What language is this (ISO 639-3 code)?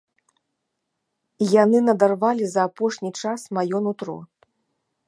bel